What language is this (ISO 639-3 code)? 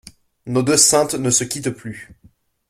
fra